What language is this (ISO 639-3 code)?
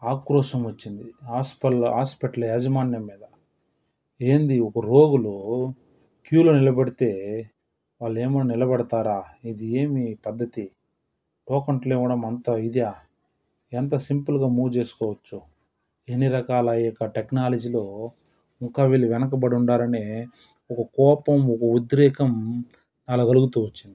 tel